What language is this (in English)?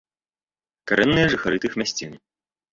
Belarusian